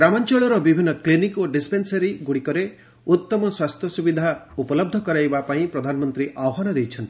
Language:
Odia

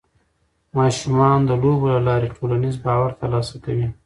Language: Pashto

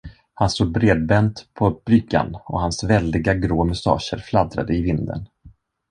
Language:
Swedish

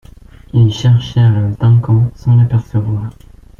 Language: French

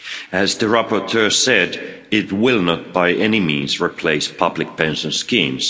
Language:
English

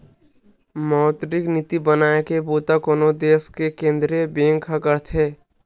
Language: Chhattisgarhi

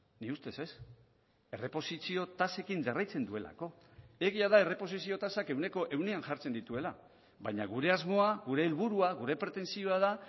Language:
Basque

